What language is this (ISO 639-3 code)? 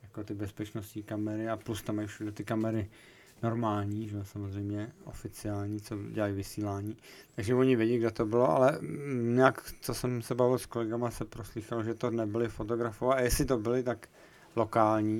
ces